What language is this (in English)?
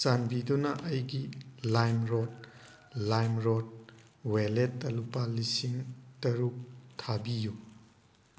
Manipuri